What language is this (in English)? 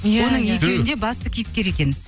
Kazakh